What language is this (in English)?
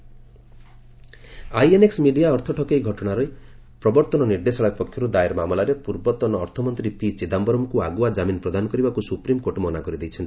Odia